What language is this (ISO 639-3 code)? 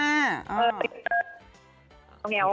tha